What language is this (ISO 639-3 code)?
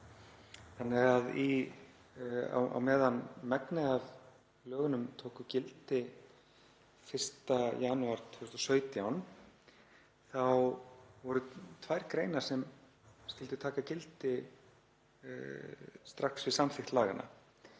isl